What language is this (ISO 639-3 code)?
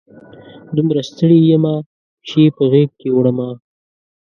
pus